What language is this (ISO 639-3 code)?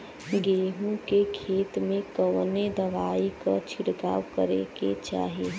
bho